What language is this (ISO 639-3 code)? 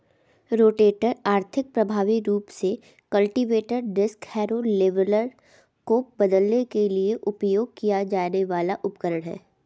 hin